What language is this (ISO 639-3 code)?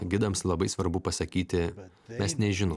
lit